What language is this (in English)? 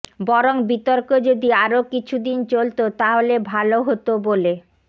Bangla